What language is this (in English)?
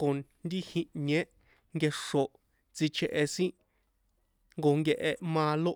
San Juan Atzingo Popoloca